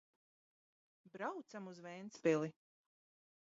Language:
Latvian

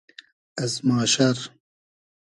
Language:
Hazaragi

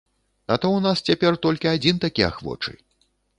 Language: Belarusian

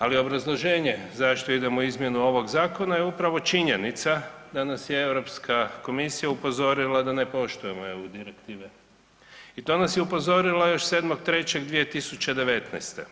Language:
Croatian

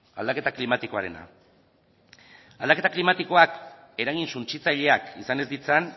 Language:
Basque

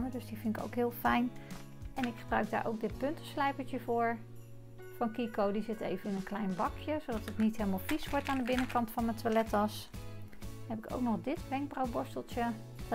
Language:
Dutch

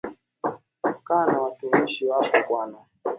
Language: Swahili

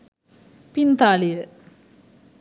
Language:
Sinhala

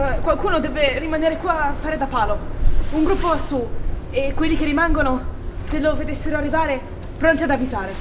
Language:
Italian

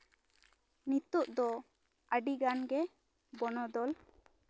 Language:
Santali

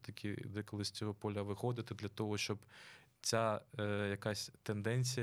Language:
Ukrainian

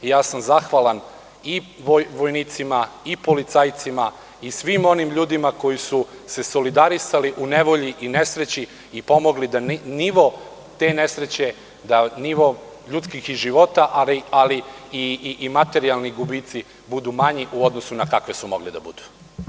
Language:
Serbian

